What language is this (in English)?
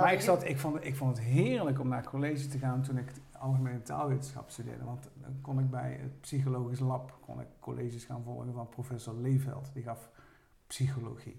Dutch